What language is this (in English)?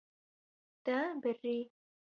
Kurdish